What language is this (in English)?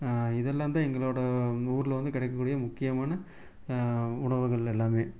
Tamil